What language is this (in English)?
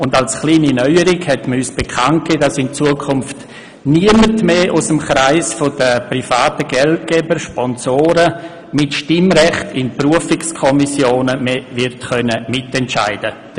Swiss German